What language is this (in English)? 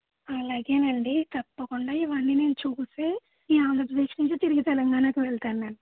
Telugu